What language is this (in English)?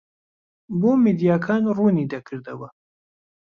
Central Kurdish